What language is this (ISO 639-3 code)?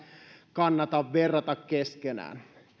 fin